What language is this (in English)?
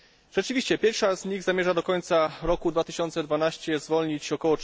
Polish